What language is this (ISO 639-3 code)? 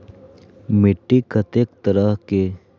mai